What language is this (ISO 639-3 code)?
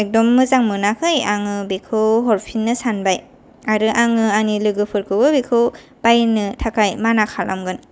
brx